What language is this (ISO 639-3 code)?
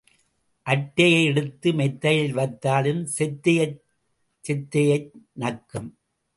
tam